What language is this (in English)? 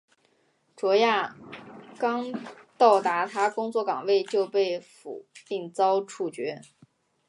Chinese